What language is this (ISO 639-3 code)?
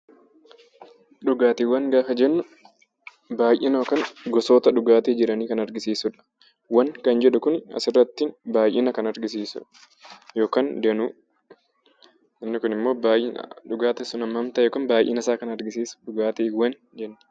orm